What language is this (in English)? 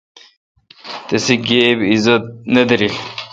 Kalkoti